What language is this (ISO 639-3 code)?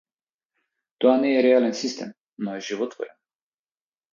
mkd